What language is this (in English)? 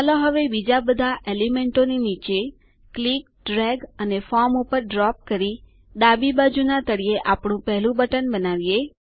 Gujarati